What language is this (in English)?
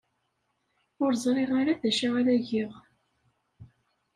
Kabyle